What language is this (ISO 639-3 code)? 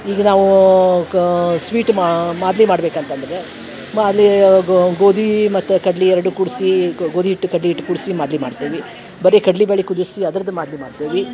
kan